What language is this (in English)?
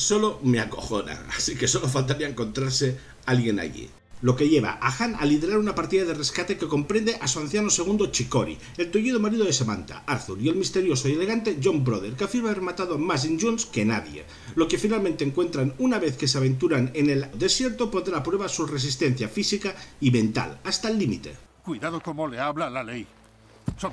Spanish